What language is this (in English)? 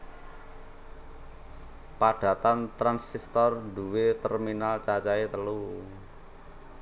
Javanese